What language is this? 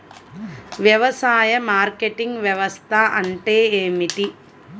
Telugu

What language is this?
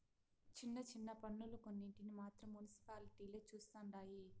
Telugu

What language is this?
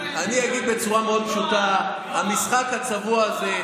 Hebrew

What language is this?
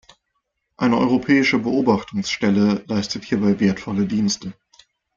German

